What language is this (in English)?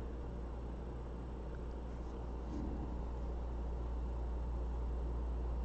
English